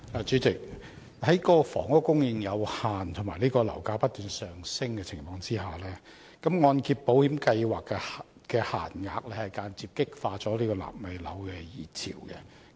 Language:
Cantonese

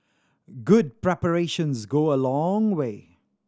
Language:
English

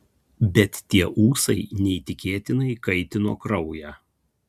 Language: Lithuanian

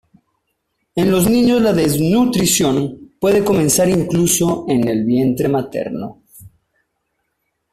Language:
Spanish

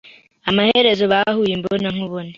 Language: Kinyarwanda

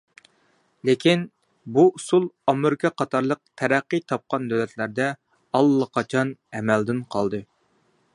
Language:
Uyghur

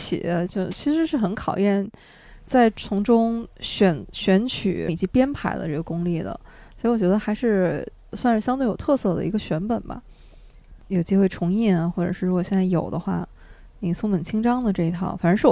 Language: Chinese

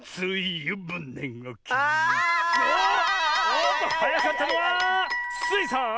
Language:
Japanese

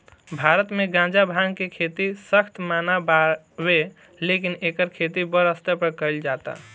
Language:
Bhojpuri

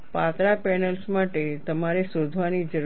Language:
Gujarati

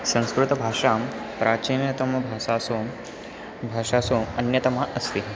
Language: Sanskrit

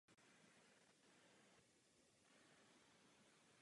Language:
Czech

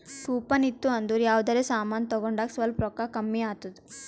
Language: Kannada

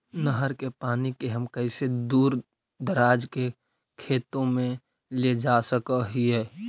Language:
Magahi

